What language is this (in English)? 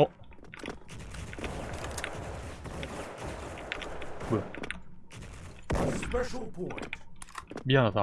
Korean